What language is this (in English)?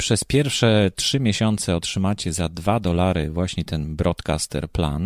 Polish